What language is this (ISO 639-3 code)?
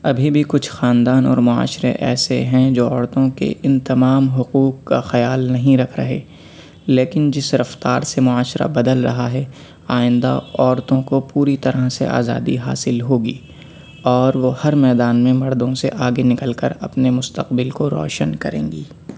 urd